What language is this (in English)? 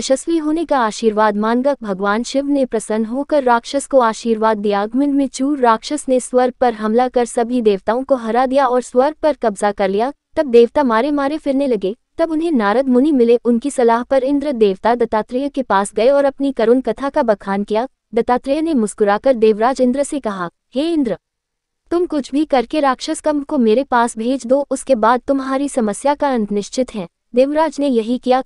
Hindi